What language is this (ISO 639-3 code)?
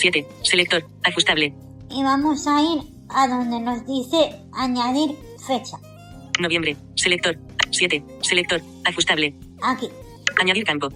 spa